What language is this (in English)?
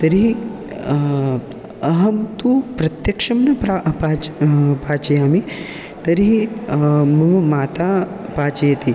Sanskrit